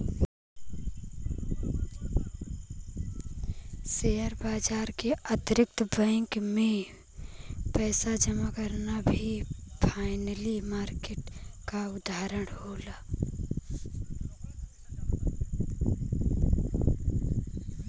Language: Bhojpuri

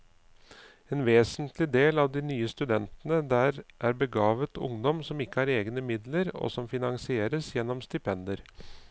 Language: Norwegian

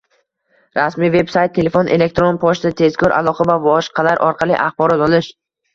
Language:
Uzbek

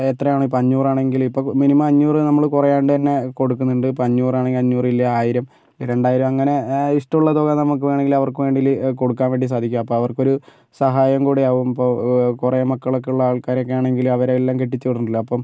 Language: Malayalam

